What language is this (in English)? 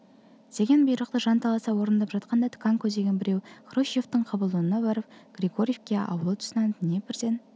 Kazakh